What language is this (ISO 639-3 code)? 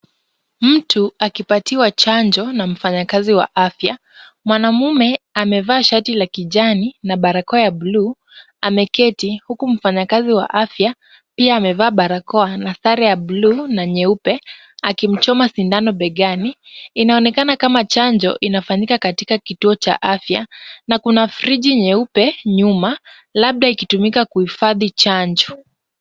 swa